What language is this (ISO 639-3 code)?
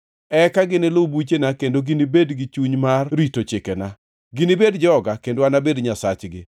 luo